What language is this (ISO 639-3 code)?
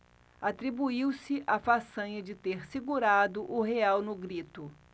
por